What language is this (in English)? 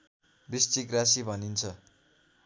Nepali